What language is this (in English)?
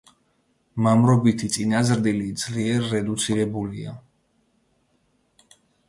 Georgian